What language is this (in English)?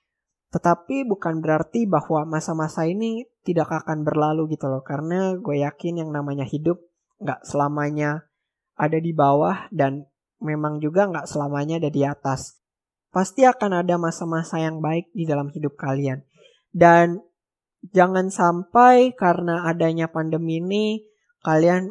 Indonesian